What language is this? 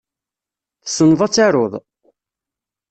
Kabyle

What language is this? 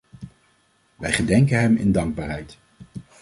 Dutch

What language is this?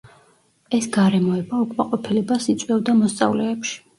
Georgian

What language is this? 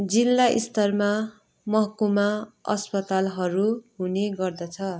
Nepali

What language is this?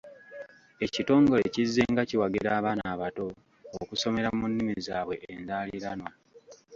Ganda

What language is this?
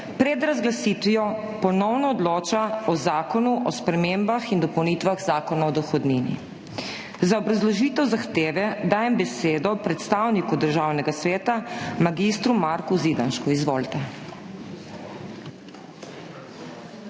Slovenian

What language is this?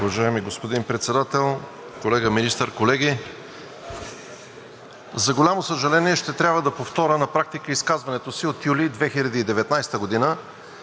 Bulgarian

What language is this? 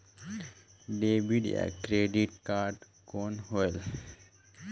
Chhattisgarhi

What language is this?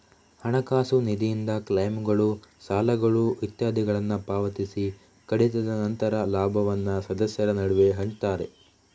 Kannada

